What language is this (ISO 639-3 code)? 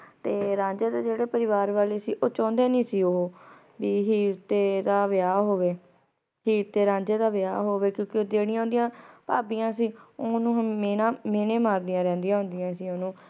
pan